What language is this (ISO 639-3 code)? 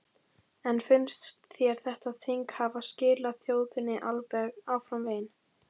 isl